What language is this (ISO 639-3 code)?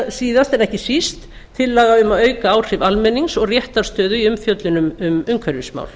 isl